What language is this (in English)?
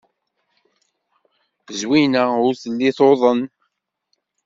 Kabyle